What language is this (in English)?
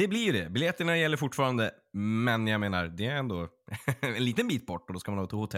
Swedish